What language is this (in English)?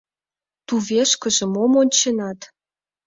Mari